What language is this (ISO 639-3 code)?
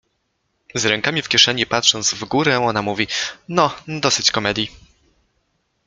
pol